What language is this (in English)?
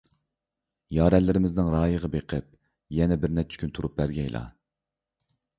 Uyghur